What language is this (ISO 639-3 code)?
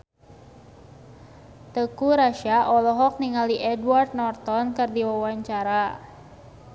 sun